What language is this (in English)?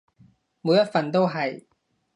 Cantonese